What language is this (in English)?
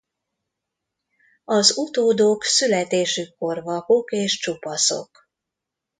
Hungarian